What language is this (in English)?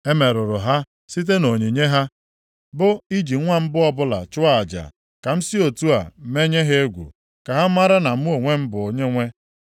Igbo